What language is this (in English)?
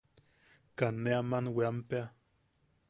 Yaqui